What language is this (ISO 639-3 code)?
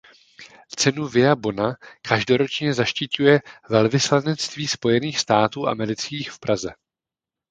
ces